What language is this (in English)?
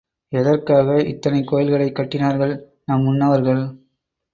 Tamil